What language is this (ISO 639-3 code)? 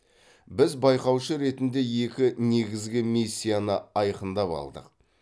kaz